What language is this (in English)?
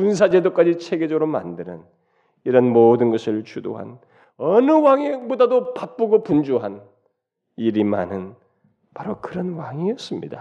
Korean